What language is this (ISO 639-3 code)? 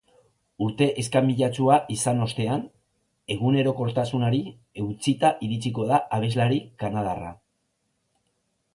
eus